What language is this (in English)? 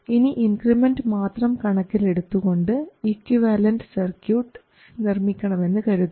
Malayalam